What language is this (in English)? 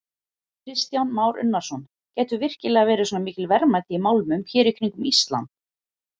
Icelandic